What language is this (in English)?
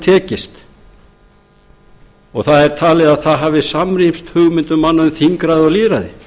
Icelandic